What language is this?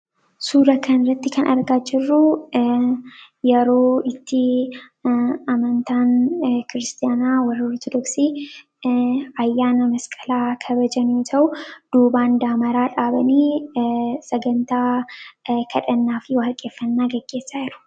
Oromo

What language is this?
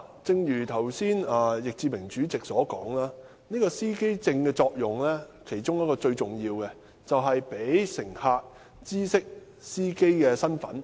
Cantonese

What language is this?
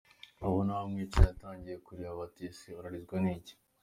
Kinyarwanda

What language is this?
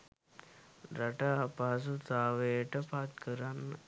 Sinhala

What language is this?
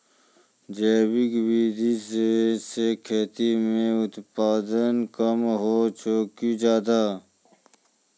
Maithili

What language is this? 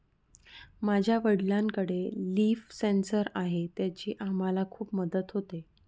Marathi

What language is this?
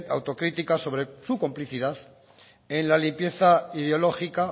Spanish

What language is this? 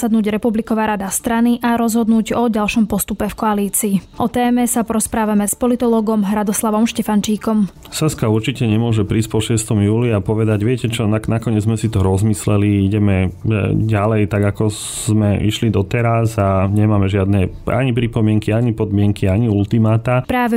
Slovak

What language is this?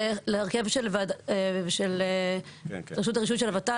Hebrew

